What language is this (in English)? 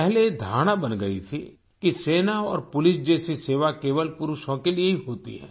Hindi